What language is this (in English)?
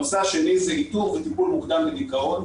Hebrew